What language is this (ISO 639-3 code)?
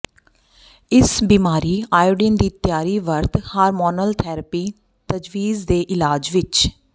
pan